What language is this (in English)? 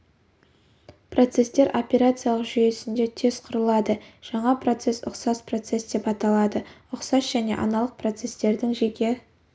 Kazakh